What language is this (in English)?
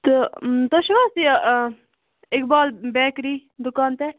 Kashmiri